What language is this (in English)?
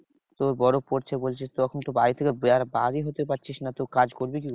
Bangla